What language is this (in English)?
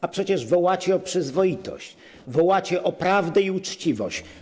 Polish